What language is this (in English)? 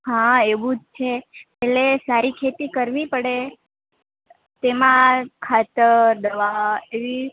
Gujarati